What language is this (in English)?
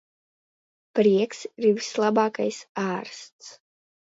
Latvian